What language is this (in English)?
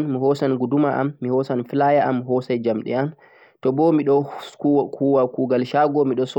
Central-Eastern Niger Fulfulde